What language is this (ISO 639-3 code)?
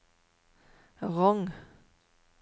nor